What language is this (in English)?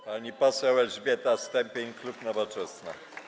Polish